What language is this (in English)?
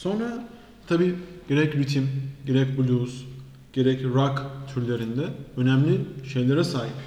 Turkish